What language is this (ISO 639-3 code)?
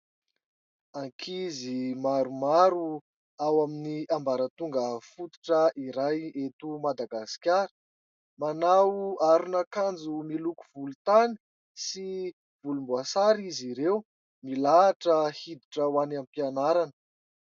mlg